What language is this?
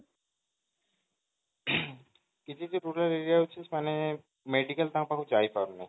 Odia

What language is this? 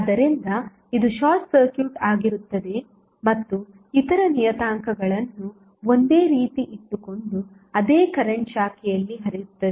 Kannada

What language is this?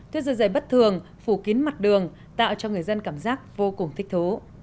Vietnamese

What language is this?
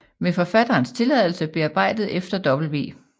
Danish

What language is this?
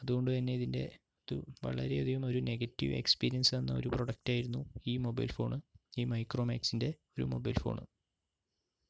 Malayalam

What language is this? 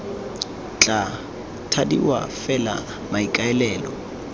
Tswana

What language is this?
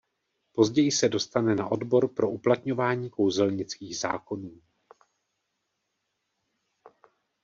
Czech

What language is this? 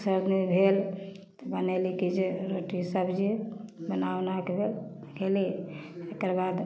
Maithili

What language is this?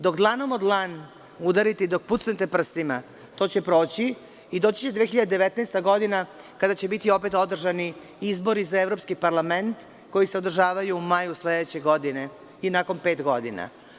Serbian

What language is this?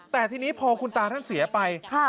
Thai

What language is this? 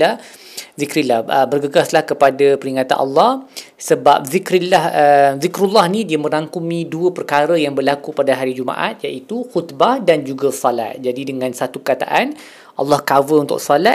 Malay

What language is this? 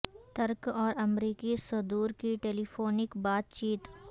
Urdu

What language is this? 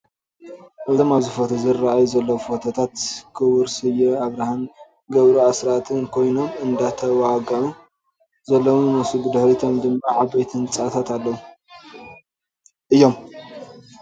Tigrinya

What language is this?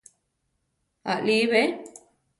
Central Tarahumara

